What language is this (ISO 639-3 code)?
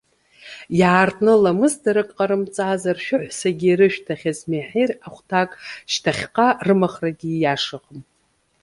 abk